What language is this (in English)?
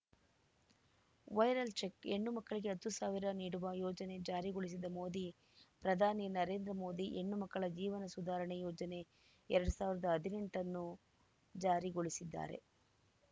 Kannada